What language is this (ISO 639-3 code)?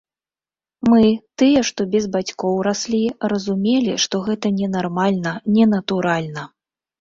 bel